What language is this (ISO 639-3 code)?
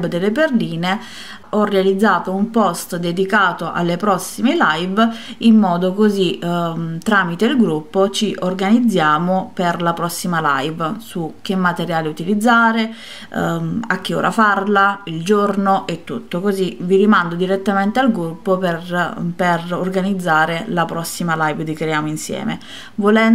ita